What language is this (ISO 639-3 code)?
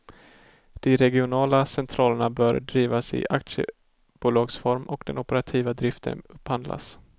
swe